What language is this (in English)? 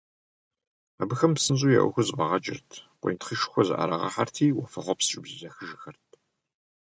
Kabardian